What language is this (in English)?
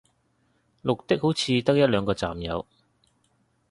Cantonese